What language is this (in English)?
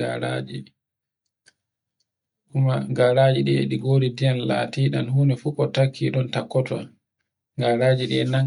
Borgu Fulfulde